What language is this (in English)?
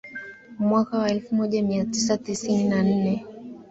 Swahili